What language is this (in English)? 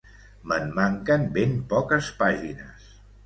Catalan